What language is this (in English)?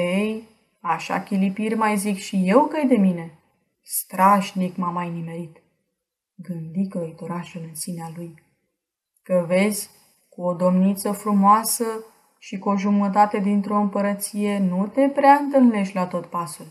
Romanian